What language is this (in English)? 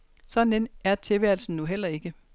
Danish